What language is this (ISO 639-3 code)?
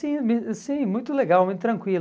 por